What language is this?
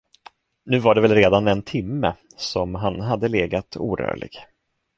Swedish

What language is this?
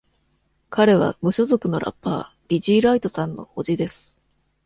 Japanese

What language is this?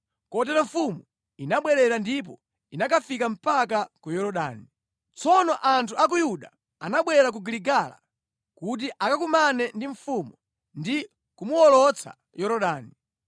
Nyanja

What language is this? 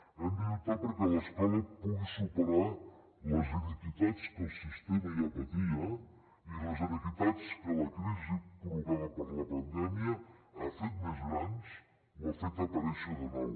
Catalan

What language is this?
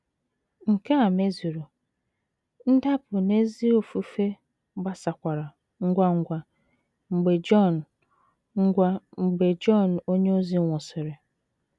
Igbo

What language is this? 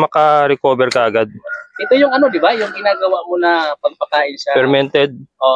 Filipino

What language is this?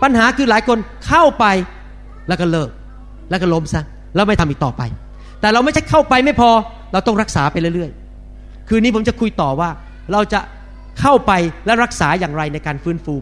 Thai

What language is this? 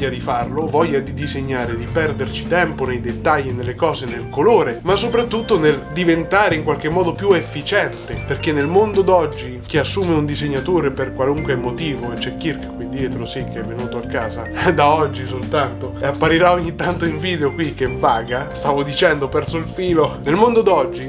Italian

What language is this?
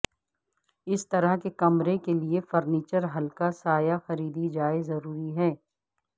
Urdu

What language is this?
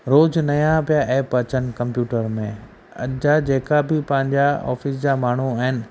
Sindhi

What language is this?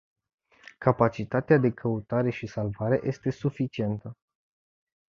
Romanian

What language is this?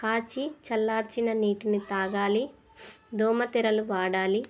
Telugu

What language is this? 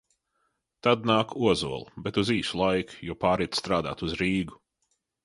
Latvian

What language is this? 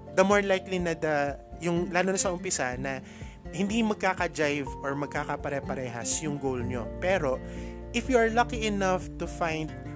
Filipino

